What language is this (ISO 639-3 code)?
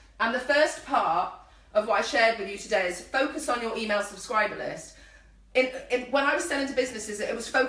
eng